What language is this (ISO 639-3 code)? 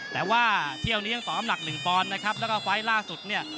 tha